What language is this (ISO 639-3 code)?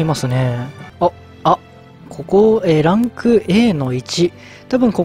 jpn